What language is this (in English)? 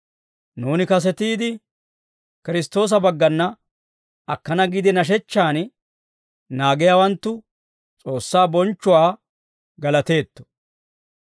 Dawro